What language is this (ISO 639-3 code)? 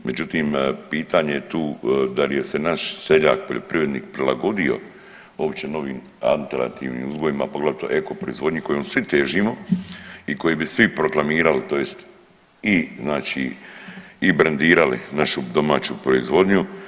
hrv